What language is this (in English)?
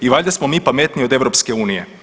Croatian